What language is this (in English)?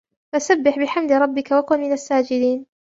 Arabic